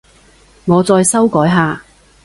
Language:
Cantonese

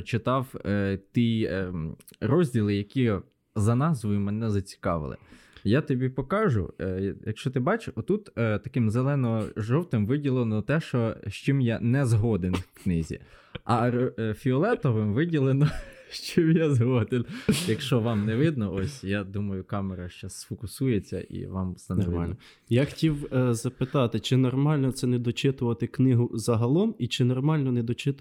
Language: Ukrainian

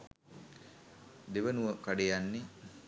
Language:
Sinhala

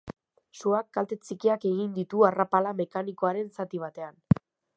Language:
Basque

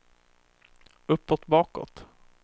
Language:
Swedish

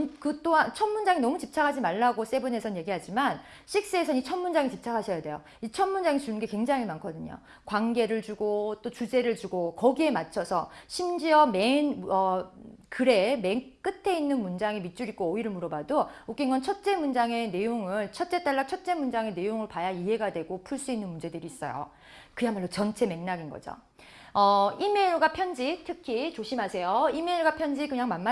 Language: Korean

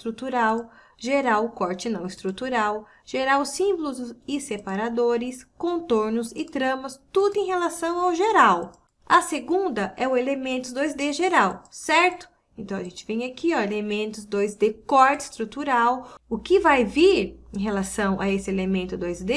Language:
Portuguese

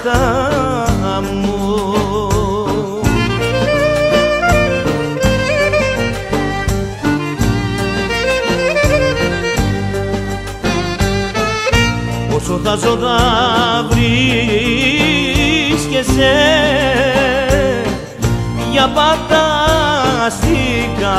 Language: Greek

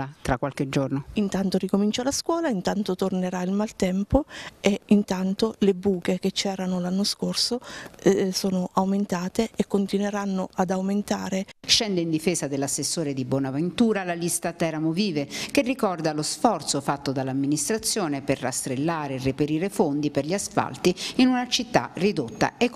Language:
Italian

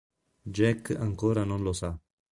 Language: Italian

